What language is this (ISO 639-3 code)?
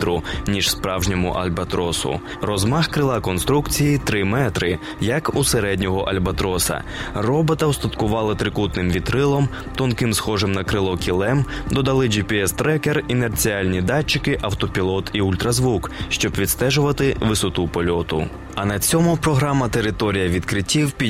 ukr